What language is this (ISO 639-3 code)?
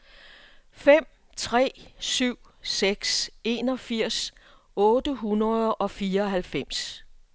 dan